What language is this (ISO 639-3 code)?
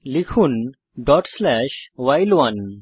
ben